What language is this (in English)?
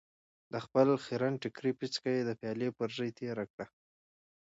Pashto